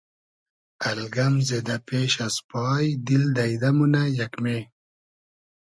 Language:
Hazaragi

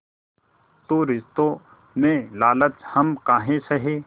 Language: Hindi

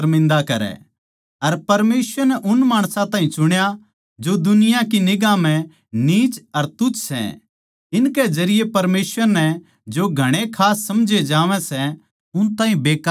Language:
Haryanvi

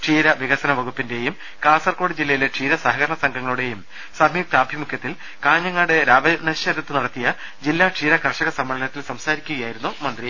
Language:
Malayalam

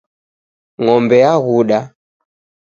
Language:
Taita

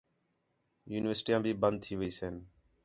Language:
Khetrani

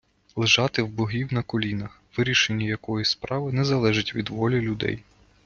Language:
Ukrainian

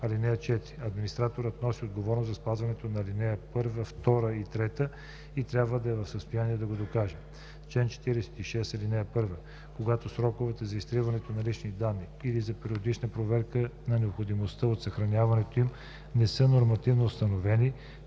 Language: Bulgarian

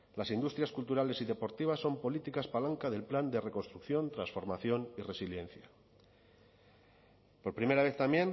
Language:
Spanish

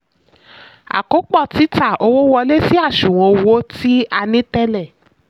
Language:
Yoruba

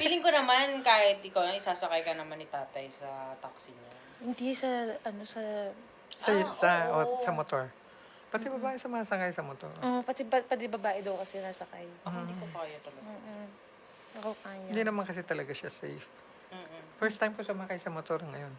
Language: Filipino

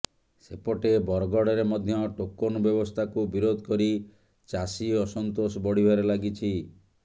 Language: Odia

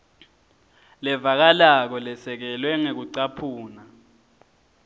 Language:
Swati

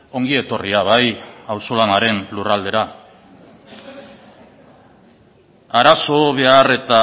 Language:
Basque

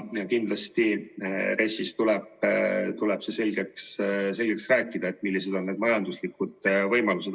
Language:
Estonian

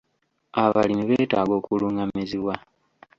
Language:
Ganda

